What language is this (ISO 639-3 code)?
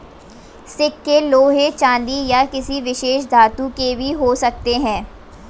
hin